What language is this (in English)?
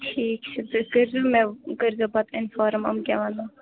Kashmiri